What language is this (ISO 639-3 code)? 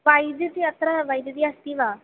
san